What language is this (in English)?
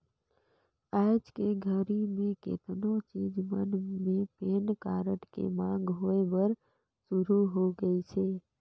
Chhattisgarhi